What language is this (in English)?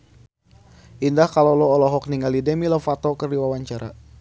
Sundanese